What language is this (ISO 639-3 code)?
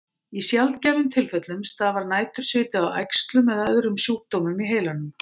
isl